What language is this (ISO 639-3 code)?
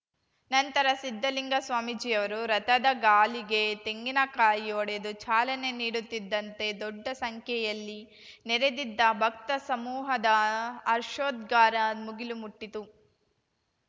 kan